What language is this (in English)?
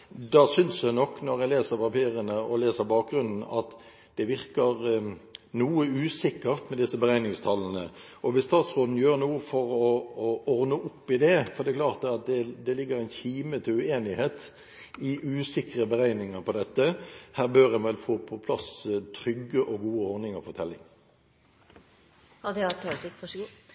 Norwegian